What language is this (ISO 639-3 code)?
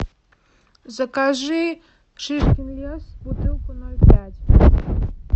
rus